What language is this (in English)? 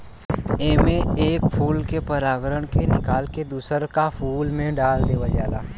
Bhojpuri